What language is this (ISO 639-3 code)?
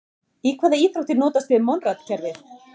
isl